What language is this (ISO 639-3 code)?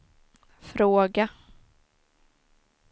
swe